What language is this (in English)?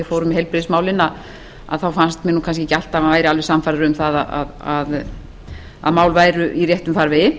Icelandic